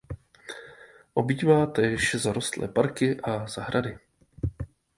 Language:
Czech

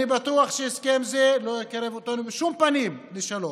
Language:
Hebrew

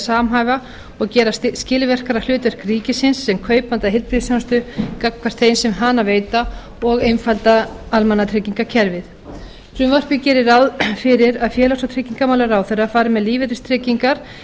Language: Icelandic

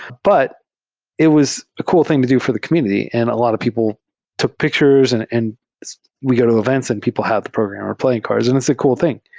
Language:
English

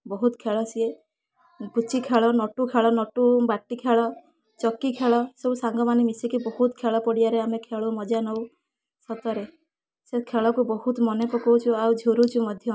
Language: Odia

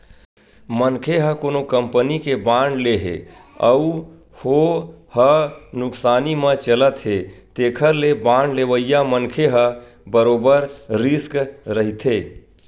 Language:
Chhattisgarhi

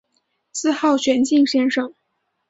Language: Chinese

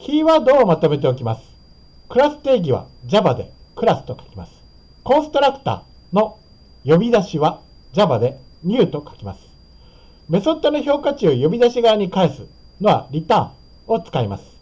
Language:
Japanese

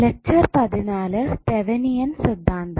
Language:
Malayalam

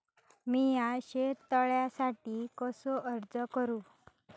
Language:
Marathi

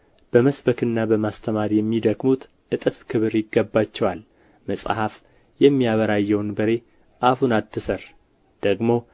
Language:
Amharic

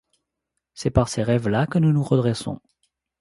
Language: French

